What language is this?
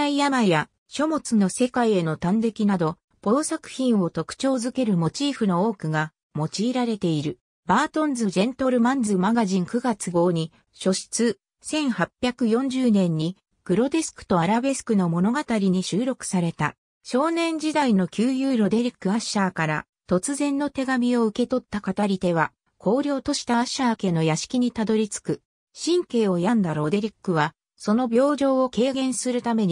Japanese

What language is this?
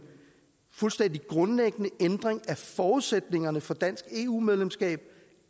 Danish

